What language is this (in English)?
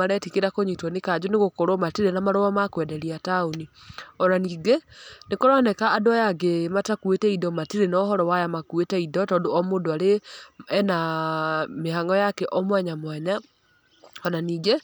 Kikuyu